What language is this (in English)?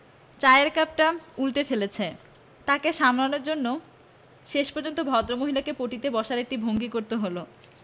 Bangla